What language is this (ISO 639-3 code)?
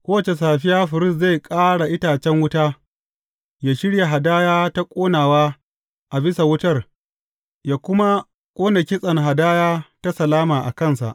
hau